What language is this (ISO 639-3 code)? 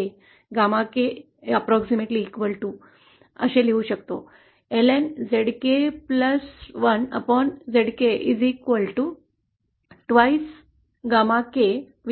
mar